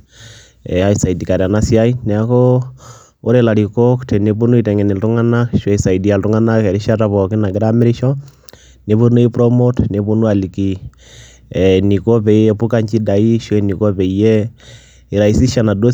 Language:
Masai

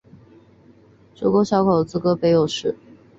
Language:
Chinese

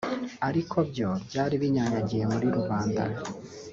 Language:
Kinyarwanda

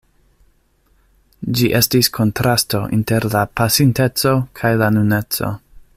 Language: Esperanto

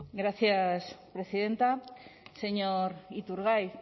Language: Spanish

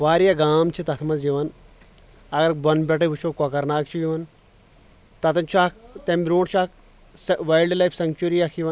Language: Kashmiri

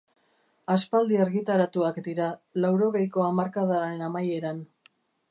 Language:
Basque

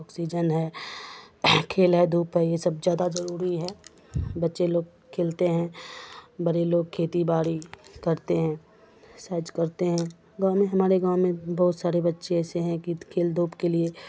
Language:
Urdu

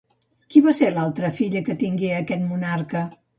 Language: Catalan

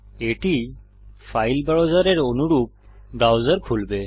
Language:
Bangla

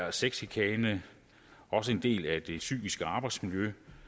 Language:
Danish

